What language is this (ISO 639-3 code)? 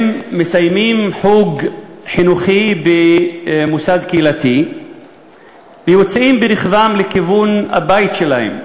heb